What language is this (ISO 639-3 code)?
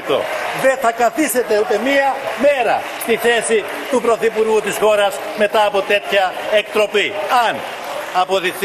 ell